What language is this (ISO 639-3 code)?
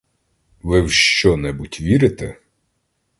ukr